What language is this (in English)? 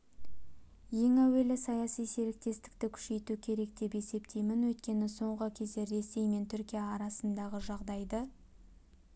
Kazakh